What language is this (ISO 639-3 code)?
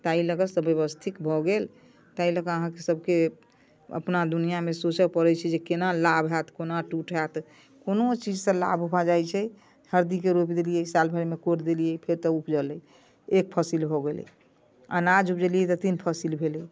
mai